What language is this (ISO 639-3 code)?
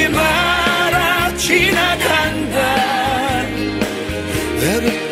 kor